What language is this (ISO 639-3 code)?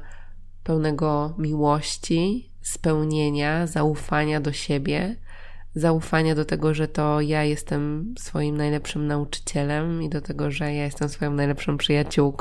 pol